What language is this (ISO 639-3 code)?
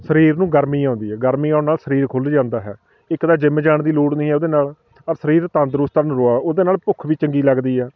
pan